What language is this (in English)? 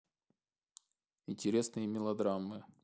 Russian